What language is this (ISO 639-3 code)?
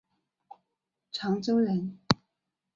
zho